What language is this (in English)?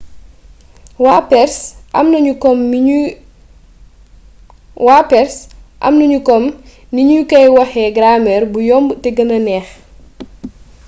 Wolof